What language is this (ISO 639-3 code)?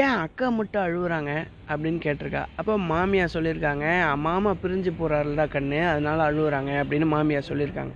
tam